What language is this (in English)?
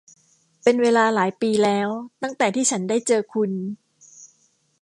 Thai